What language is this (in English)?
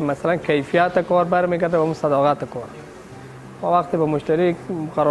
Persian